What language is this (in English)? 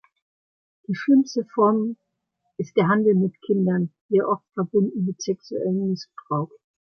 German